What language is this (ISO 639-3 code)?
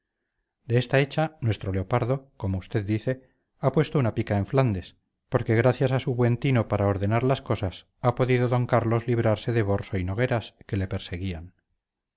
spa